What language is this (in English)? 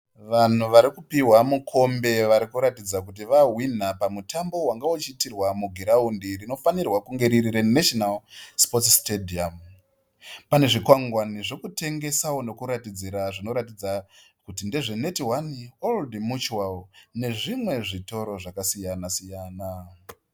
Shona